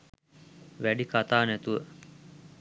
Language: Sinhala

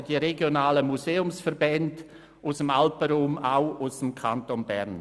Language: Swiss German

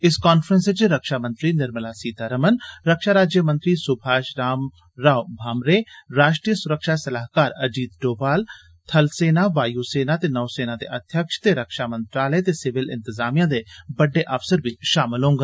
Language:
Dogri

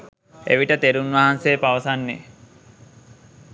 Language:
Sinhala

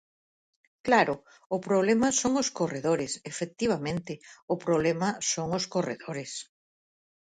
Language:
Galician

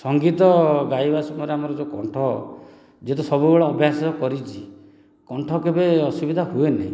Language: Odia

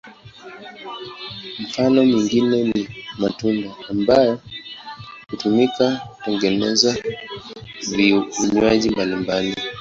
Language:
Swahili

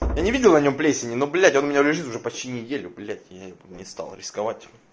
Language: Russian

